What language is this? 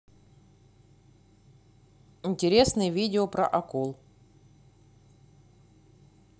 Russian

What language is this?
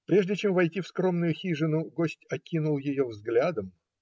Russian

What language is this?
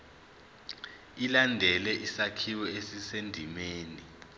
Zulu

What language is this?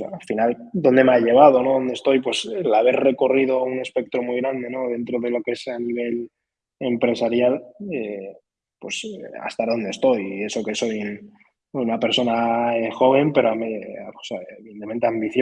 Spanish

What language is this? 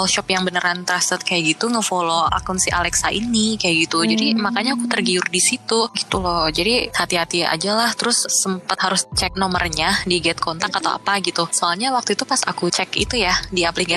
Indonesian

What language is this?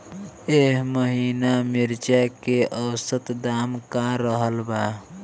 Bhojpuri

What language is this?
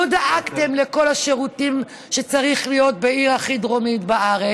Hebrew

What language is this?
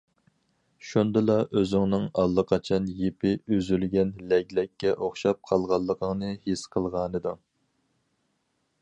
Uyghur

